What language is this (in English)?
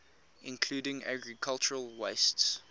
English